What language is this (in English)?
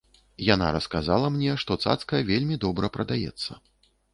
Belarusian